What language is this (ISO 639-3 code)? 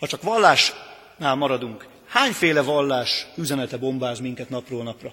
hun